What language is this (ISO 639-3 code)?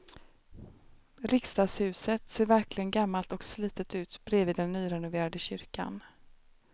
swe